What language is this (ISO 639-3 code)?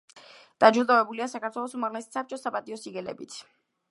kat